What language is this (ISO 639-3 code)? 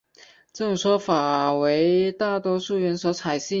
zho